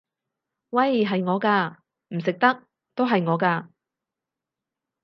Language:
Cantonese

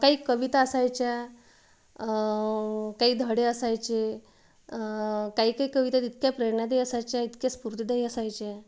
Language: Marathi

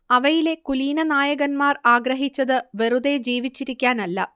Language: Malayalam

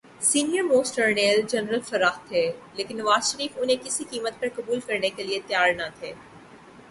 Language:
Urdu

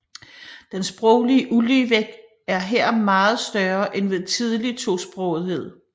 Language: Danish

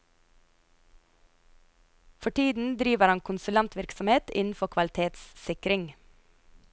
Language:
Norwegian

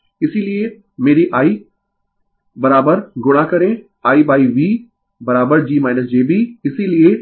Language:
Hindi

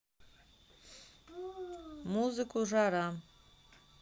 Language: Russian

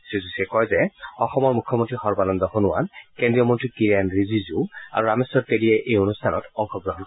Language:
Assamese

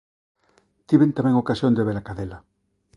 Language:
Galician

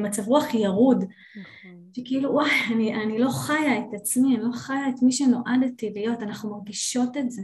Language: Hebrew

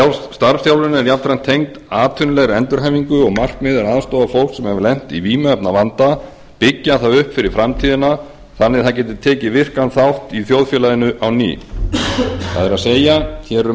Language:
Icelandic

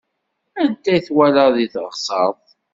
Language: Kabyle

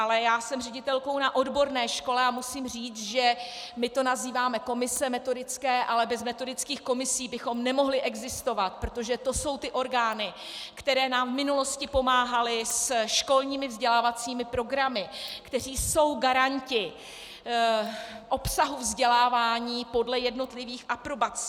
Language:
Czech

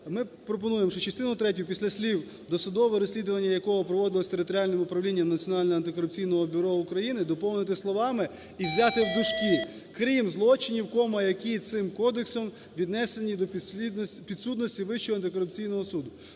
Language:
Ukrainian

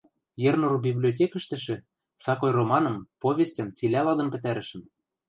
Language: Western Mari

